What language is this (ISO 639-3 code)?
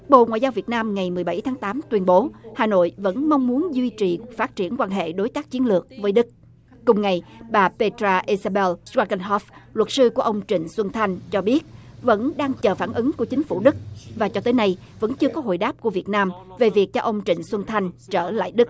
vie